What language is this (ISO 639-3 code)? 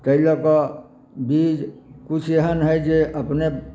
mai